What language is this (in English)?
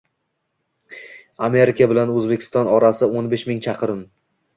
Uzbek